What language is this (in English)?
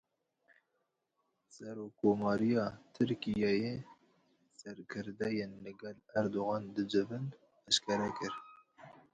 Kurdish